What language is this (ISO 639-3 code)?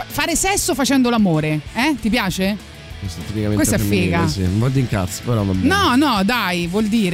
ita